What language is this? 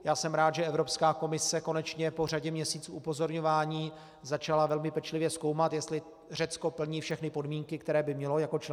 Czech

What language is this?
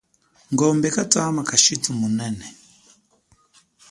Chokwe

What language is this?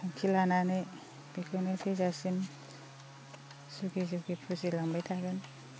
Bodo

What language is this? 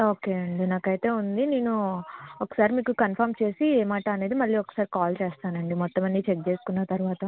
Telugu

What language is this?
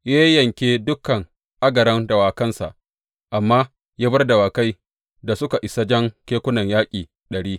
Hausa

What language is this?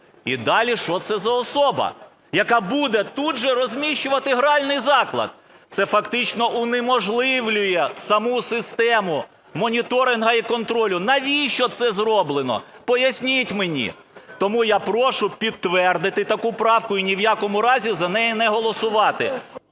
Ukrainian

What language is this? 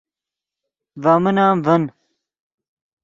Yidgha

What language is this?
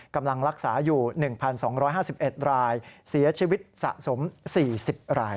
Thai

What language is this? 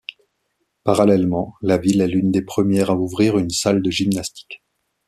French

